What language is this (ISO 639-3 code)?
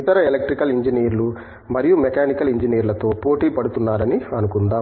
tel